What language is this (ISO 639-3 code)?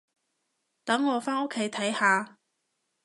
yue